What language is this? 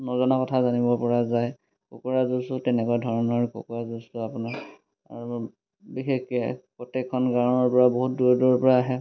Assamese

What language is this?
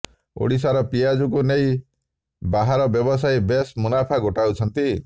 Odia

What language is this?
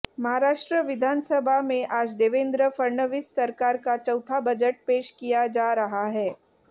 Hindi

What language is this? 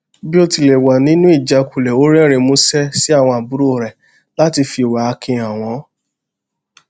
Yoruba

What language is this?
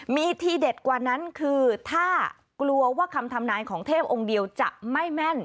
Thai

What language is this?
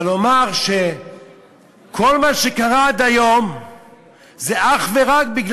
Hebrew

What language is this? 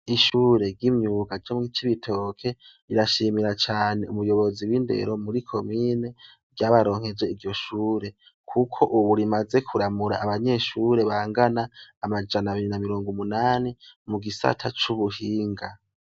Rundi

